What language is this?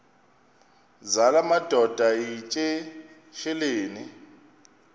Xhosa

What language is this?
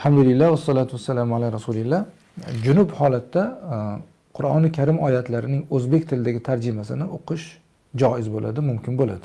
Turkish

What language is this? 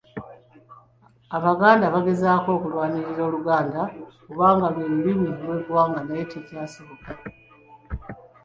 Ganda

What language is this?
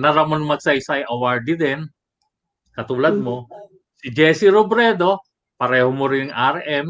Filipino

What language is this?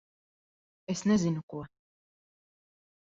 Latvian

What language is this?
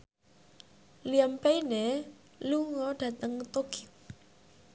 Javanese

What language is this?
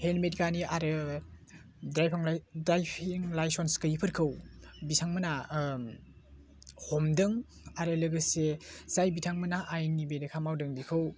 Bodo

